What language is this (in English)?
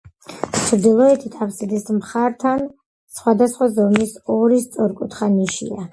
Georgian